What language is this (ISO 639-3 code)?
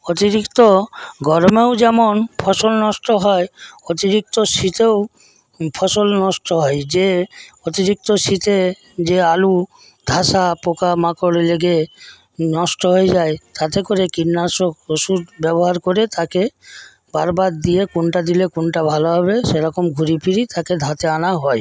ben